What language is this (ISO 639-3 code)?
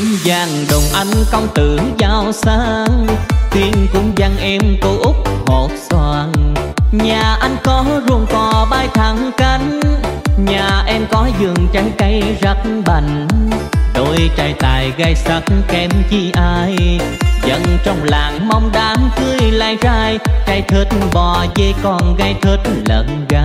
vie